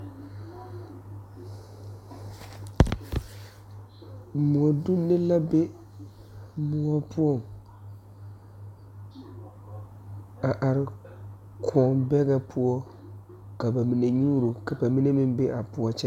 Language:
Southern Dagaare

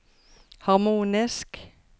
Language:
Norwegian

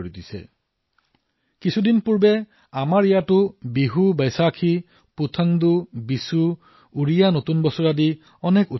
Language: Assamese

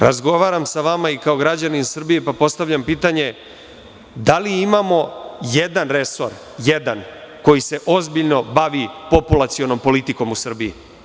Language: Serbian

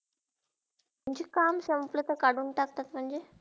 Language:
Marathi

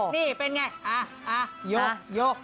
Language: Thai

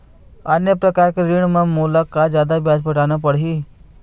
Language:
Chhattisgarhi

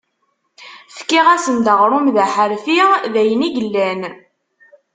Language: Kabyle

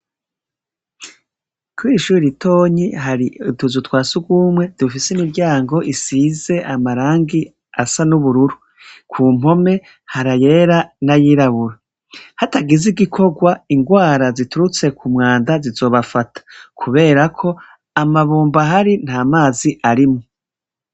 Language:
Rundi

